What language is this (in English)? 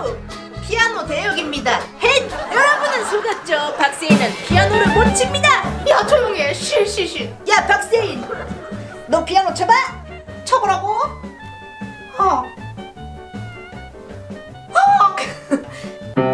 Korean